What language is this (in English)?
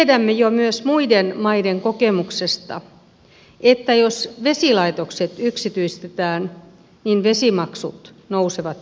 Finnish